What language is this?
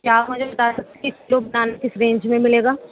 Urdu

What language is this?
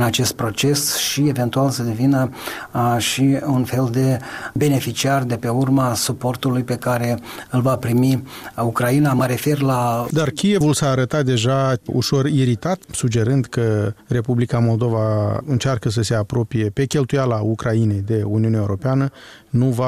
Romanian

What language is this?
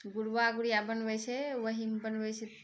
Maithili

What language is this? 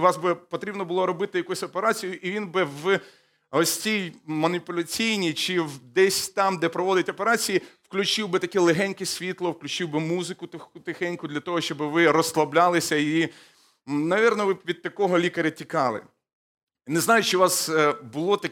Ukrainian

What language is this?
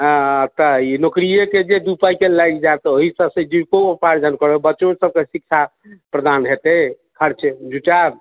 Maithili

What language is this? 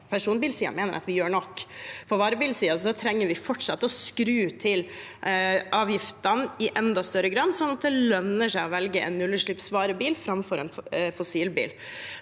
Norwegian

